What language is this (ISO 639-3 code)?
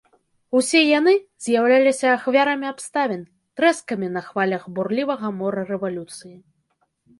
bel